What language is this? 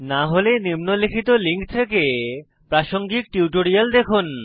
Bangla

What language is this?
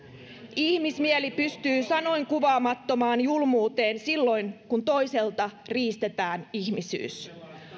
Finnish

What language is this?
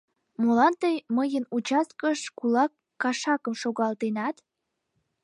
Mari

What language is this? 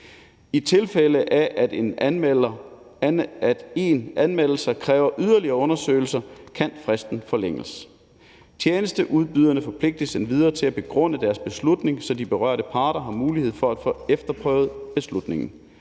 Danish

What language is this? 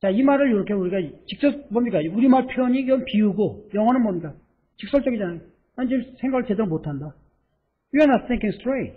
Korean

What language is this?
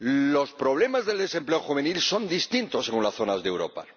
Spanish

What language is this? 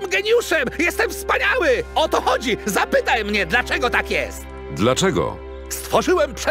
Polish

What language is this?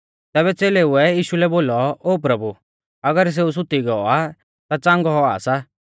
Mahasu Pahari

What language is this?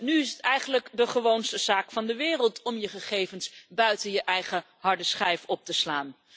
Dutch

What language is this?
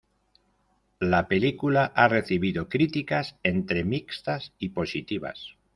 Spanish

